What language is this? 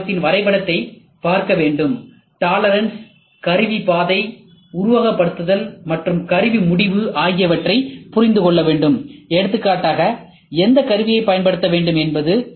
Tamil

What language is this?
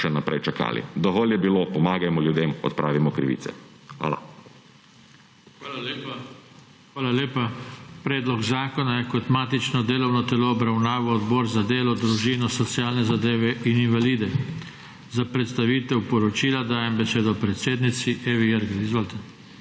Slovenian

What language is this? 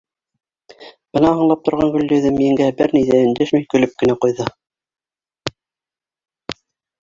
Bashkir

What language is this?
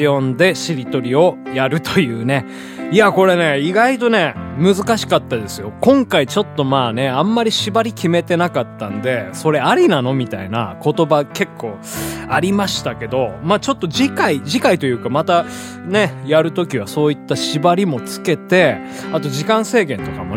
Japanese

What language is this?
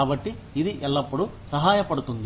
Telugu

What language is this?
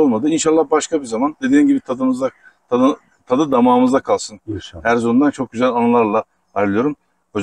Turkish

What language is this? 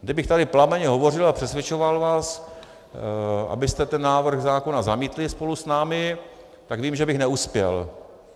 Czech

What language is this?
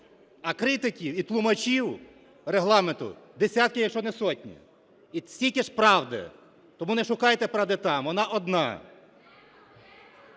Ukrainian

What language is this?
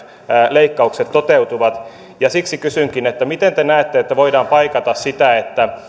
Finnish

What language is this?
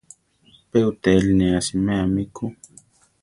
Central Tarahumara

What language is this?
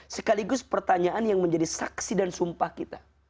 Indonesian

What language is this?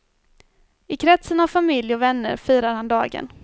Swedish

